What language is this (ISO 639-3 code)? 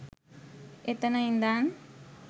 sin